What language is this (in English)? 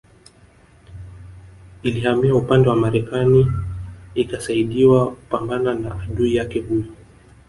Swahili